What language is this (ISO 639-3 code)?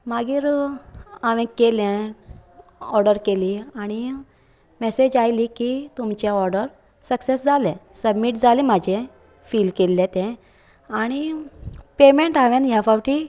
kok